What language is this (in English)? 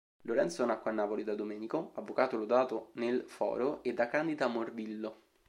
Italian